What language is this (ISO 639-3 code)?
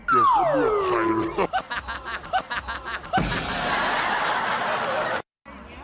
tha